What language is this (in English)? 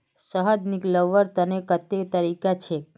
Magahi